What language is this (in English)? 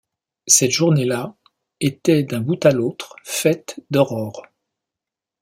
French